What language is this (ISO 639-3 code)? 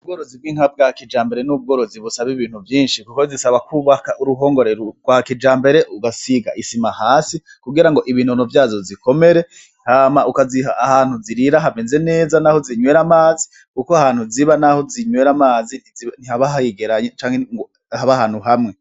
run